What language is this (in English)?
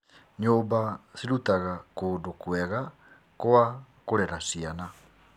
Kikuyu